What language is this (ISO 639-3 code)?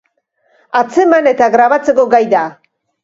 eus